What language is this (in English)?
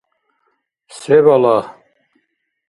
Dargwa